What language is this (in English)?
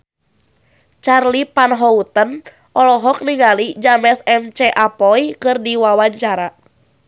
Sundanese